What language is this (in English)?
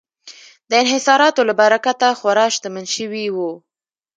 Pashto